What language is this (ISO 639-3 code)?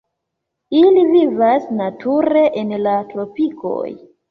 epo